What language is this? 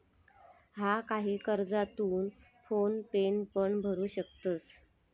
Marathi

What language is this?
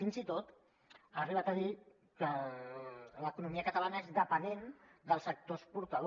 Catalan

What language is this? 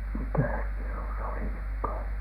Finnish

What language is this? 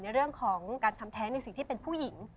Thai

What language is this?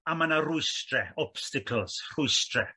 Welsh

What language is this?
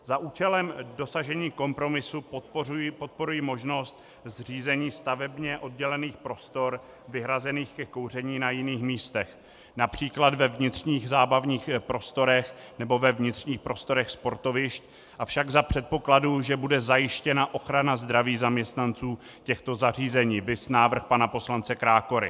Czech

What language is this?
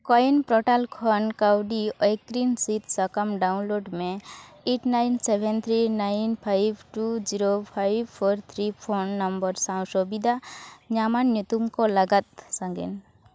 Santali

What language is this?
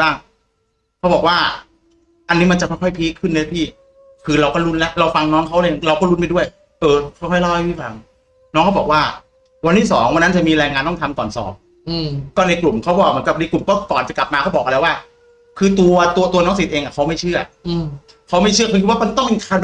Thai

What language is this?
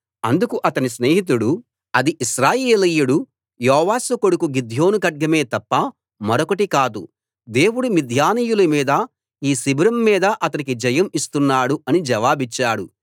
Telugu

